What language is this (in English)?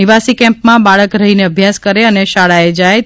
Gujarati